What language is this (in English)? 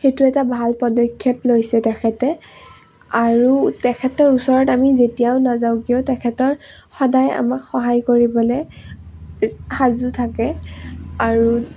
Assamese